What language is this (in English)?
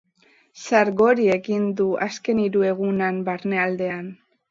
Basque